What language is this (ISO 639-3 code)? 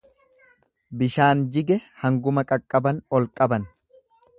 orm